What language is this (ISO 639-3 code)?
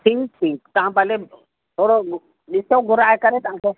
snd